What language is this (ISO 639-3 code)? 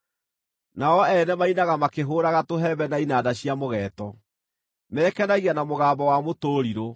kik